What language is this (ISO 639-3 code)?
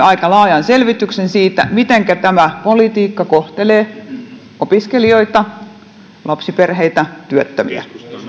fin